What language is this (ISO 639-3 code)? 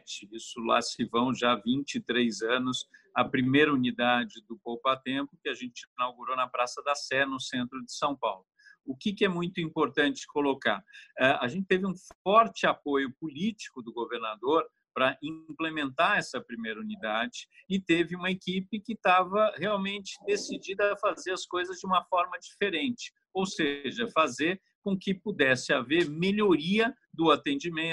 por